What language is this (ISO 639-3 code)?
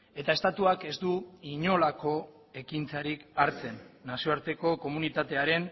eus